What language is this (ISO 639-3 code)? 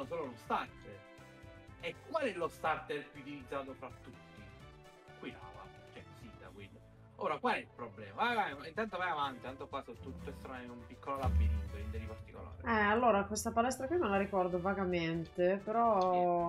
ita